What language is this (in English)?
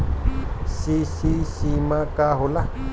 Bhojpuri